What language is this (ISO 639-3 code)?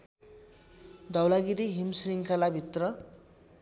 nep